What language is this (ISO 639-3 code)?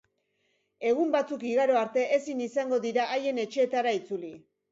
eus